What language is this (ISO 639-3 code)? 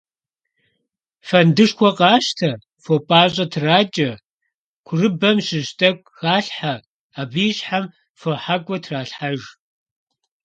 kbd